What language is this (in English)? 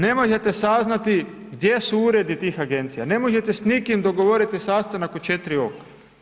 Croatian